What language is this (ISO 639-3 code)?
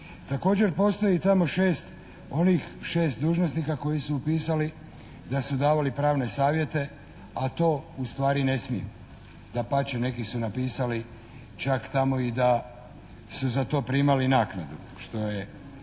hrv